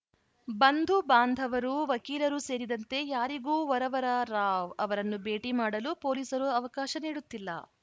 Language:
Kannada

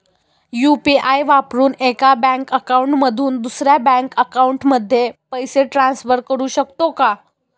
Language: Marathi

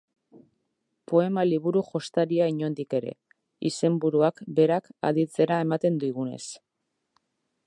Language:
Basque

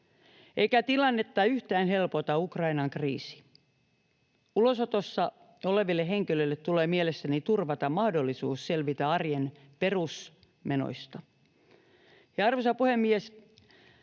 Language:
Finnish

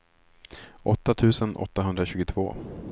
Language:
Swedish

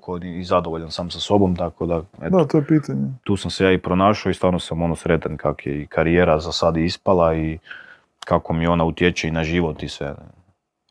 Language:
Croatian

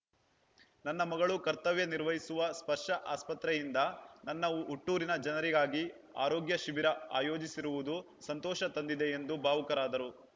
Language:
Kannada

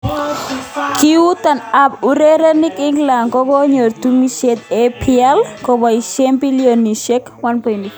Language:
Kalenjin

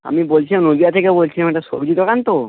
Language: Bangla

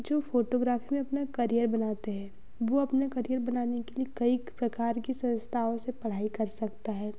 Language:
Hindi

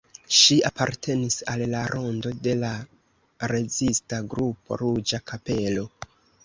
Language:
Esperanto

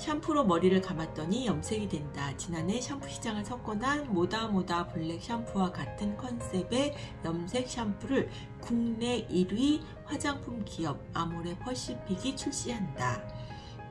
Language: Korean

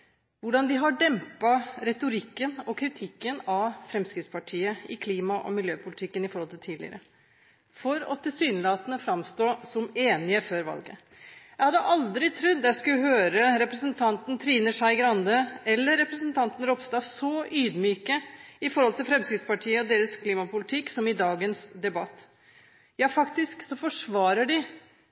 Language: Norwegian Bokmål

